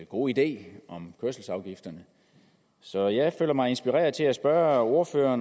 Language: Danish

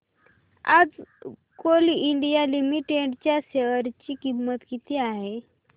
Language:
Marathi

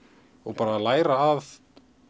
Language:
Icelandic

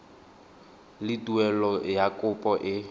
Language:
Tswana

